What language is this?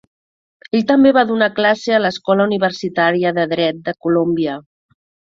Catalan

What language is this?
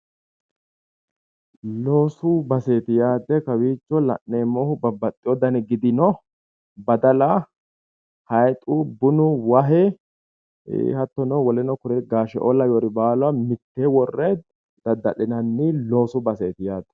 Sidamo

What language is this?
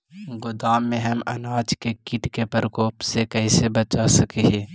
Magahi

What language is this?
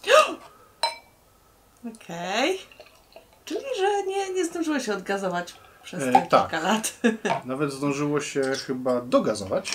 Polish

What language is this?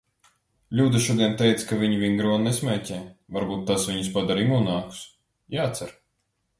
Latvian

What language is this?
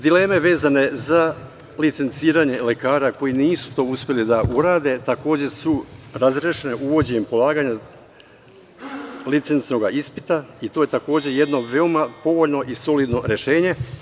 Serbian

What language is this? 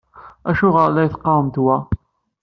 Kabyle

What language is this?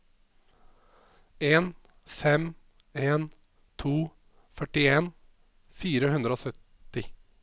Norwegian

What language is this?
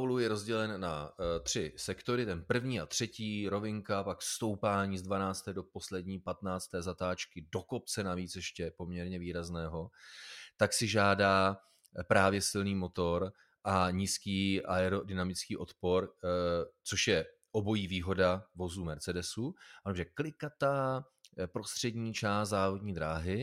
Czech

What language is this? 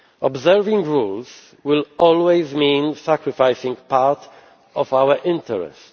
English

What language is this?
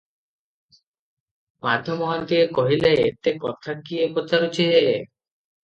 Odia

